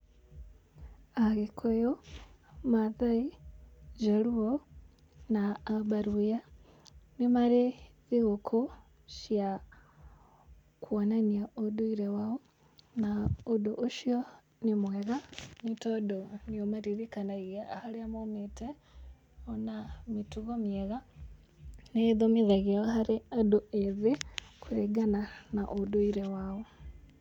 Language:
Kikuyu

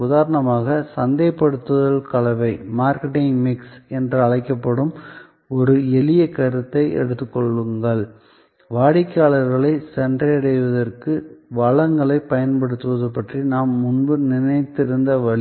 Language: Tamil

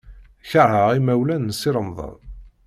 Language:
Kabyle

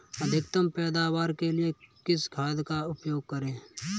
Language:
Hindi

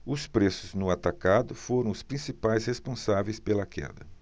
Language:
Portuguese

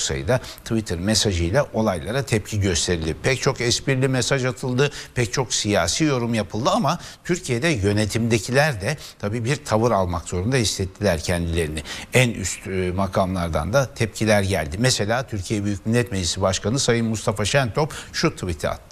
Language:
Turkish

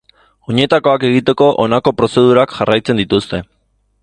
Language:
Basque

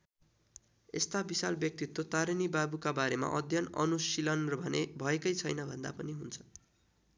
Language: Nepali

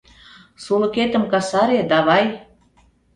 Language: Mari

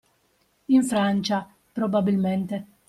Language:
Italian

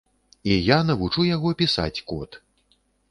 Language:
Belarusian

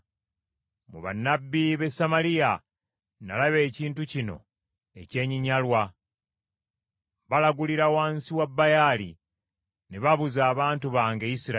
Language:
Ganda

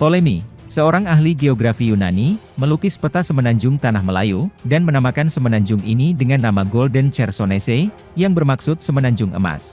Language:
Indonesian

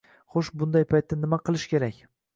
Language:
Uzbek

